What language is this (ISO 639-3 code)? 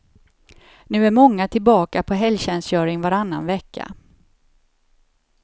swe